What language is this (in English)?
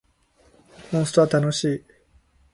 Japanese